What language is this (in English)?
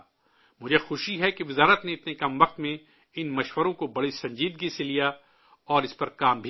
Urdu